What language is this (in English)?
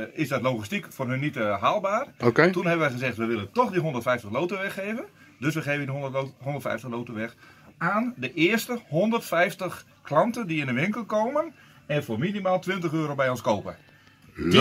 Dutch